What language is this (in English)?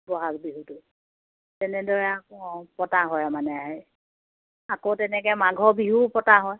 Assamese